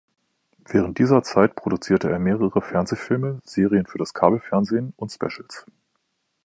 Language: German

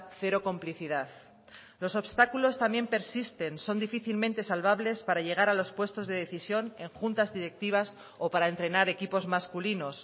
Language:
Spanish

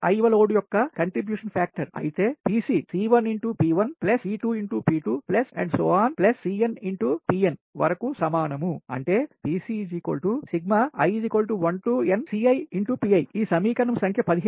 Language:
Telugu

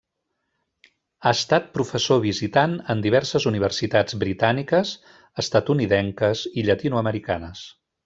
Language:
Catalan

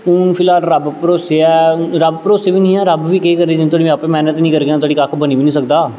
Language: Dogri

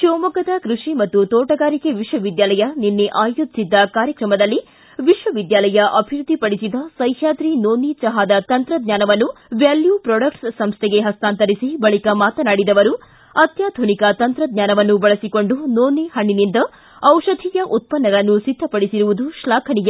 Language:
Kannada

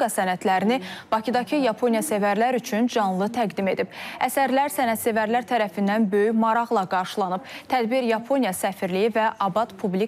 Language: Turkish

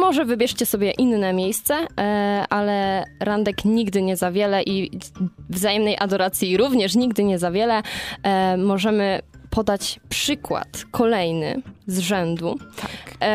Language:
Polish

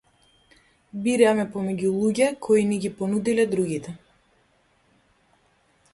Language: Macedonian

